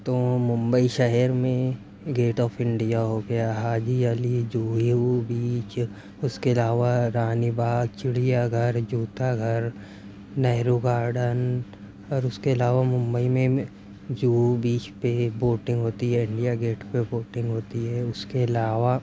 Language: Urdu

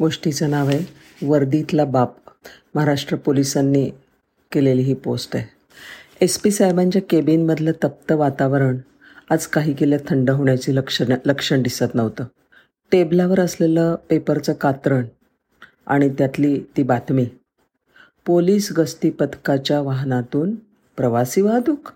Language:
Marathi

